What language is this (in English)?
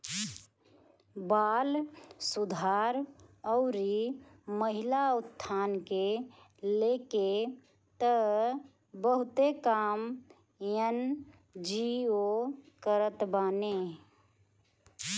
Bhojpuri